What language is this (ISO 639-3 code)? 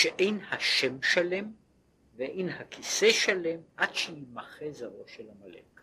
heb